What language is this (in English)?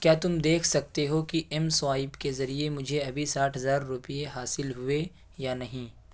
Urdu